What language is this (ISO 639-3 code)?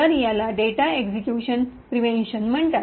mar